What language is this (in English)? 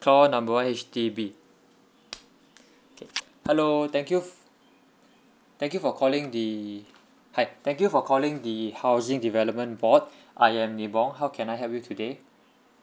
English